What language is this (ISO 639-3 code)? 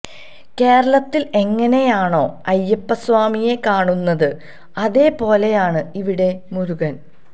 mal